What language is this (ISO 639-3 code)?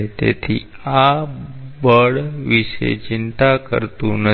guj